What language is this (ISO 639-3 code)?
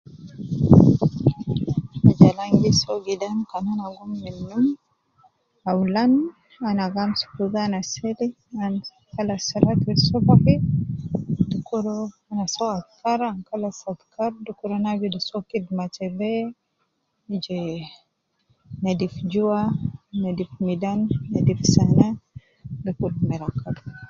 kcn